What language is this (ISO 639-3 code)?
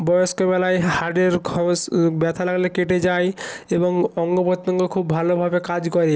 ben